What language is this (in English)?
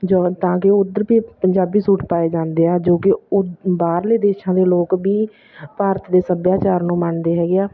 Punjabi